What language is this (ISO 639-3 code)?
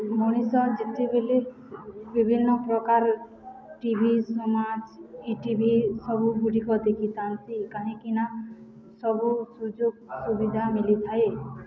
ori